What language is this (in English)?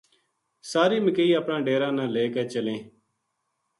Gujari